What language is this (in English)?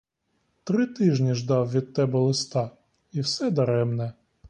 Ukrainian